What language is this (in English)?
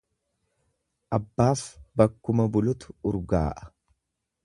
Oromo